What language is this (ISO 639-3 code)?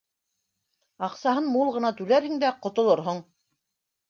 bak